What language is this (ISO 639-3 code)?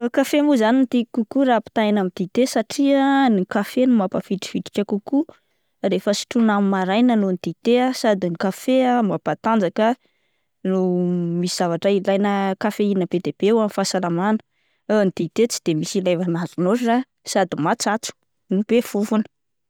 mlg